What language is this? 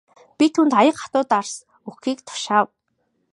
Mongolian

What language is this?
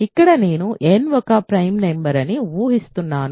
Telugu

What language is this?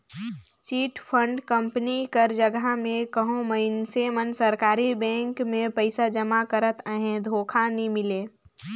Chhattisgarhi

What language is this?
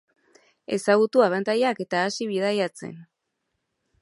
Basque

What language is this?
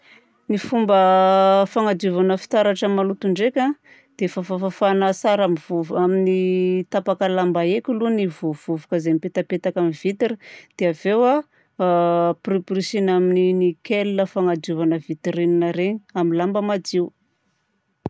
Southern Betsimisaraka Malagasy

